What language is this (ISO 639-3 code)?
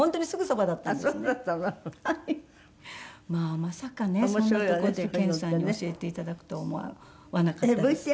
jpn